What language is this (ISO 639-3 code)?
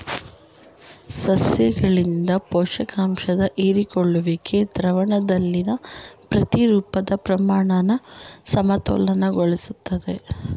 kan